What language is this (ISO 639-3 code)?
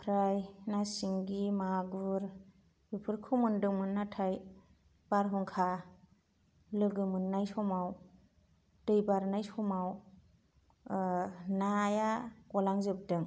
brx